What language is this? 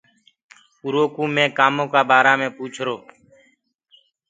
Gurgula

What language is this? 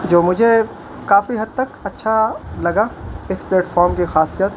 Urdu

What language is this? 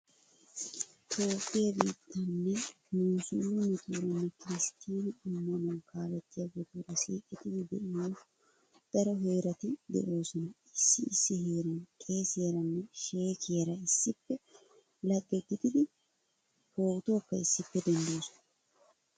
Wolaytta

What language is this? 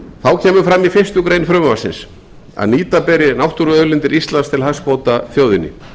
Icelandic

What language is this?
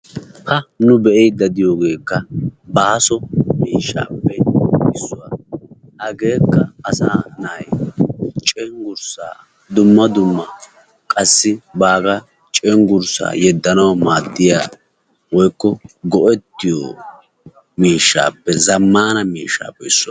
Wolaytta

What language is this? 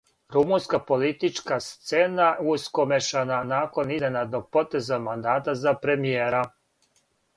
Serbian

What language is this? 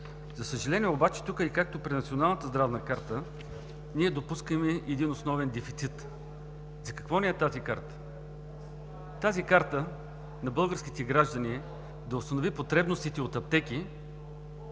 Bulgarian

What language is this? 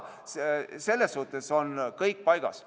Estonian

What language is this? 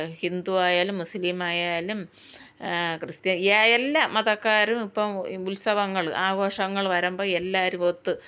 Malayalam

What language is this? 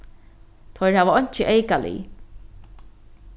Faroese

